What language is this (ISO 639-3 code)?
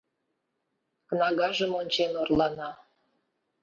chm